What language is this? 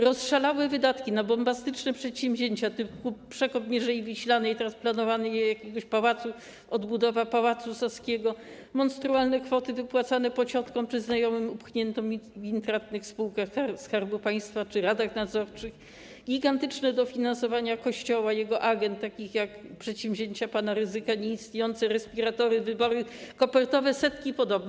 Polish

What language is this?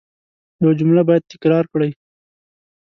Pashto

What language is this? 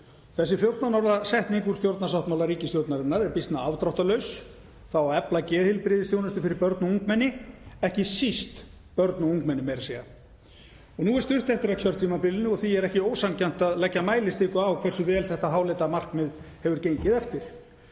Icelandic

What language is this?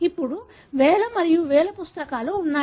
Telugu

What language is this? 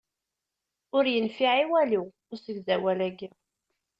Kabyle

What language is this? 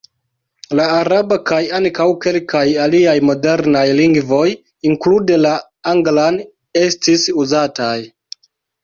Esperanto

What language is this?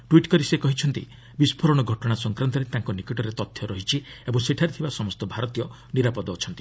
Odia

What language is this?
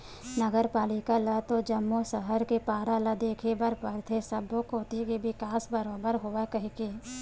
Chhattisgarhi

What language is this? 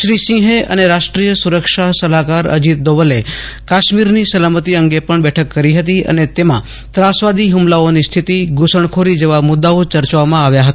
Gujarati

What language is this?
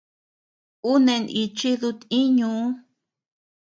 Tepeuxila Cuicatec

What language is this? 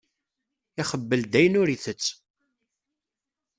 Kabyle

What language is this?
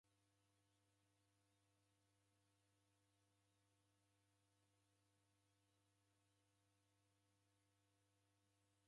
Taita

